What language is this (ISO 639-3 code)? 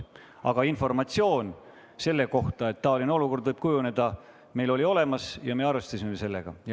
est